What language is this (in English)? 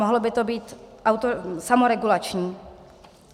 Czech